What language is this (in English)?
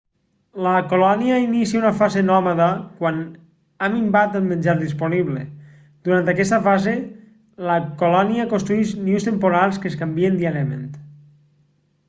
Catalan